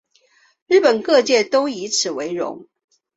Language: Chinese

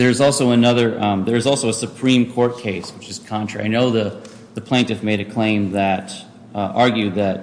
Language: English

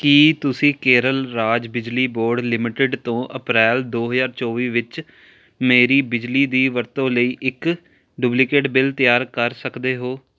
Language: Punjabi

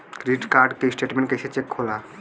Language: Bhojpuri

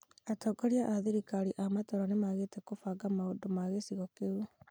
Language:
Kikuyu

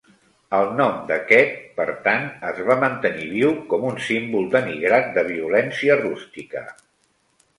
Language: Catalan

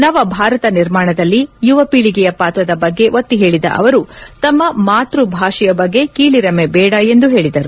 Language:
Kannada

